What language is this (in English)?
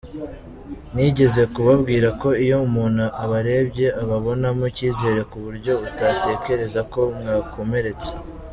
Kinyarwanda